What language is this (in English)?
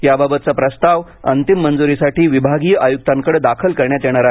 Marathi